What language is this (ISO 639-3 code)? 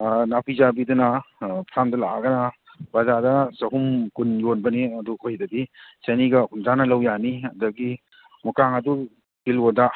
mni